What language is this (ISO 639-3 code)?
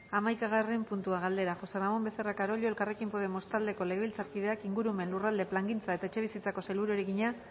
eus